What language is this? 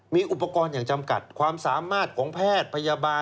Thai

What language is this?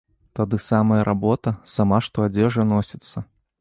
Belarusian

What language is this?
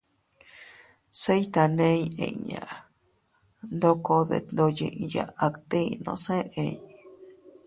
Teutila Cuicatec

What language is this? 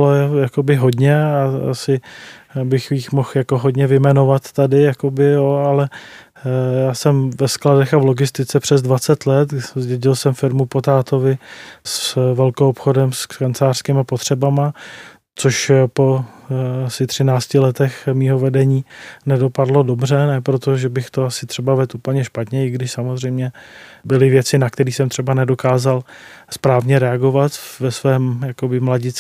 Czech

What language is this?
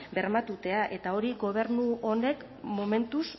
Basque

